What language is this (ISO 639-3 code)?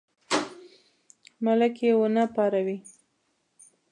pus